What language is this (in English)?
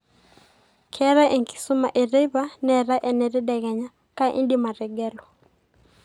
Masai